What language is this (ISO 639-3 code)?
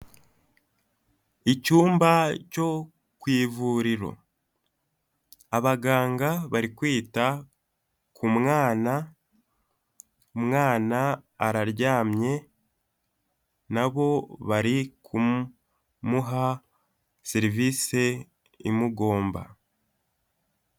kin